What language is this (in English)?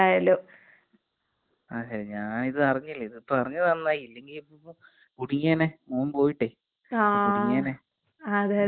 Malayalam